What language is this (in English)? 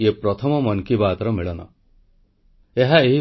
Odia